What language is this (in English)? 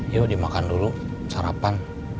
Indonesian